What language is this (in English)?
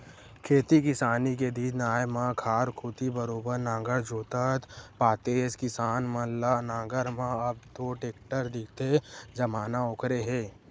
Chhattisgarhi